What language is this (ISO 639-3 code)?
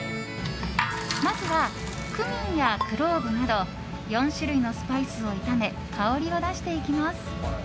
jpn